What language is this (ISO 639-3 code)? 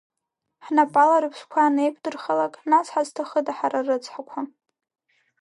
abk